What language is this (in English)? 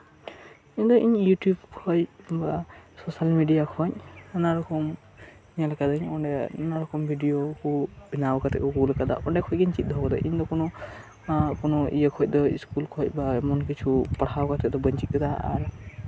Santali